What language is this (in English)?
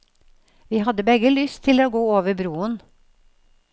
Norwegian